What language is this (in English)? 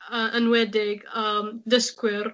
Welsh